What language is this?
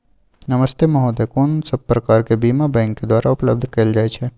Maithili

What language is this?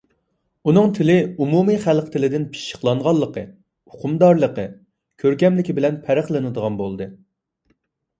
Uyghur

